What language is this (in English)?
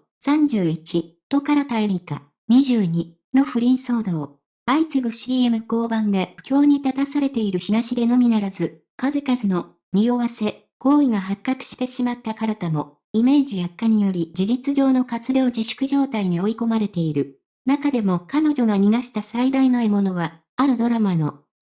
Japanese